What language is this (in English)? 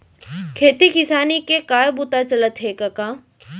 Chhattisgarhi